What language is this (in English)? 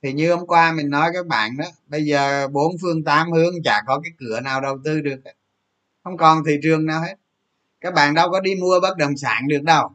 Vietnamese